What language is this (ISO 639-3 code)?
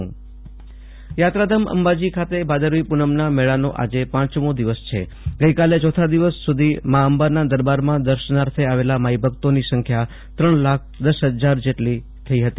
guj